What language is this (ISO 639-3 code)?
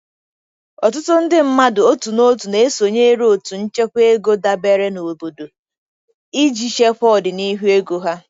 ibo